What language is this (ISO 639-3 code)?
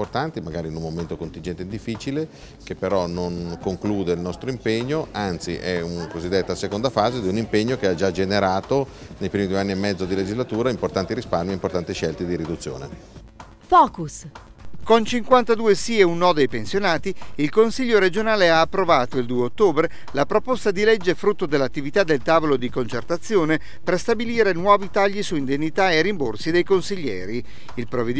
ita